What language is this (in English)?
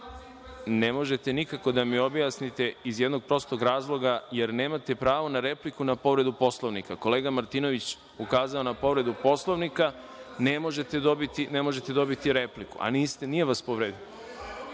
Serbian